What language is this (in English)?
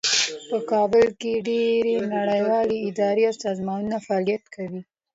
Pashto